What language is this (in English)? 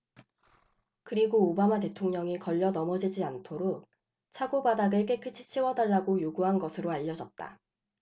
Korean